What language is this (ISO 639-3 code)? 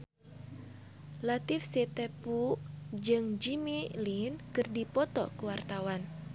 sun